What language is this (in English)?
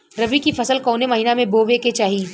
Bhojpuri